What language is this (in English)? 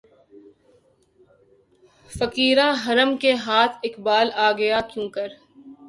Urdu